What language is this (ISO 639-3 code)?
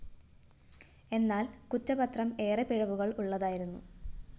mal